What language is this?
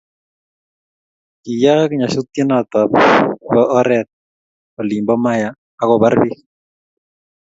Kalenjin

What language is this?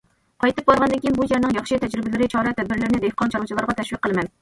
Uyghur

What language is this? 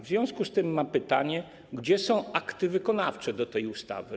Polish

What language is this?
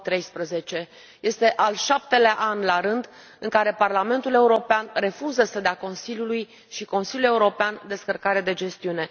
Romanian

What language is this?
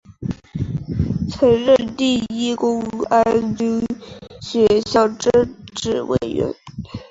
Chinese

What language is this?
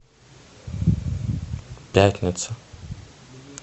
Russian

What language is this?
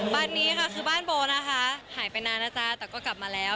Thai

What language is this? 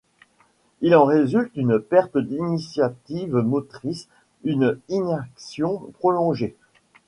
French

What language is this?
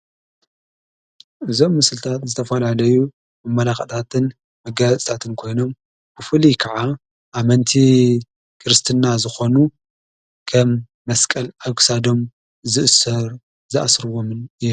Tigrinya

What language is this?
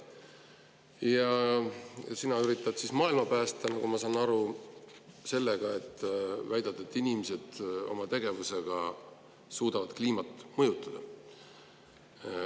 Estonian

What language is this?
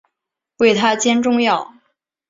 Chinese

